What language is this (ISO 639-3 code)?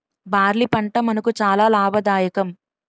tel